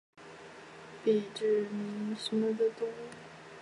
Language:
Chinese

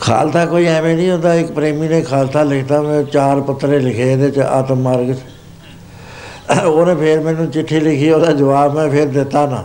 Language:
Punjabi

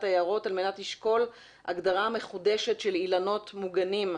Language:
Hebrew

